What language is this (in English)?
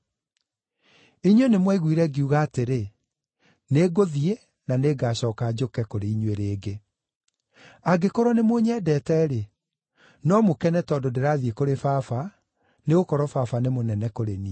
Kikuyu